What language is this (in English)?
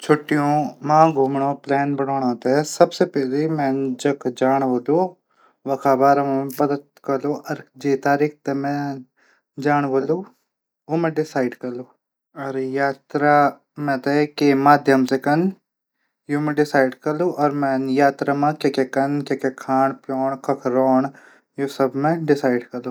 Garhwali